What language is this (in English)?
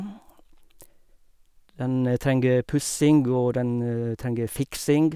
Norwegian